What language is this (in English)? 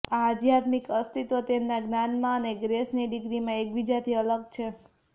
Gujarati